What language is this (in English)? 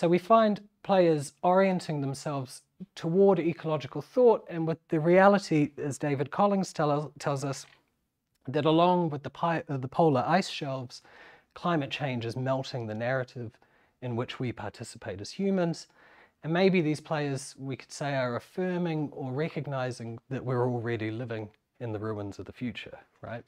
English